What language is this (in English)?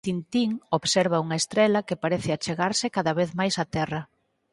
Galician